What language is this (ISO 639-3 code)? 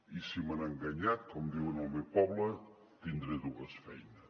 cat